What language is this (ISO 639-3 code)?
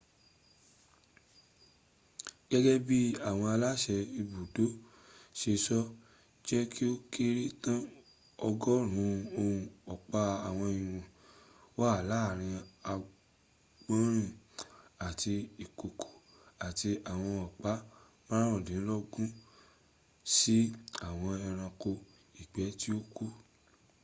yor